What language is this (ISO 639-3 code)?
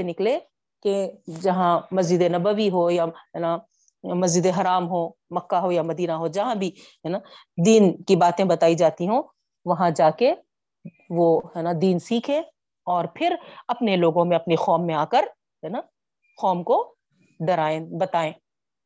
urd